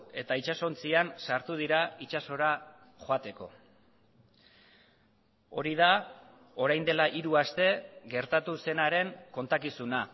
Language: Basque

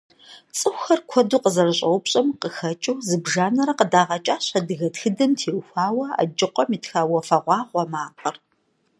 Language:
Kabardian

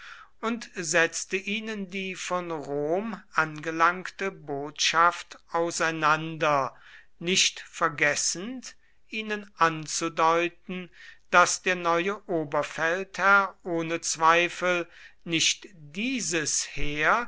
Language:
German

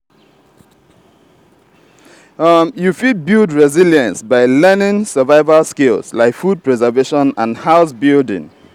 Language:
Nigerian Pidgin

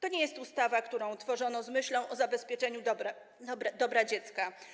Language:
Polish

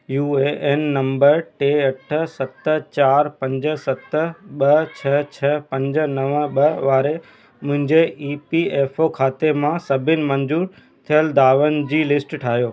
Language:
Sindhi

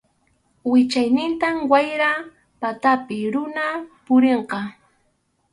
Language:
Arequipa-La Unión Quechua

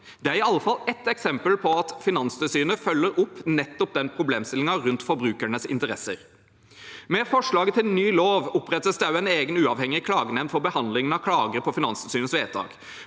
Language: Norwegian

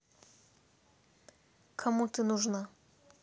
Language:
Russian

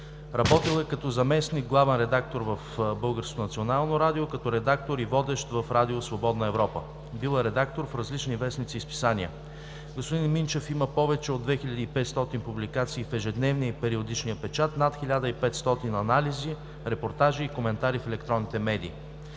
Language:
Bulgarian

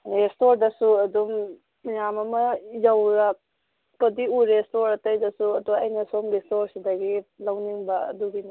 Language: Manipuri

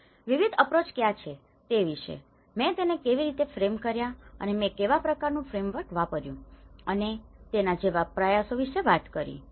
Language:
Gujarati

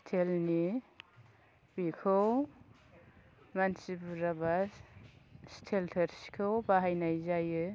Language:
Bodo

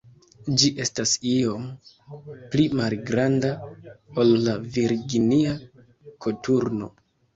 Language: Esperanto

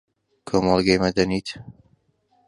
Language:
Central Kurdish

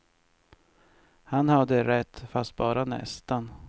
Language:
Swedish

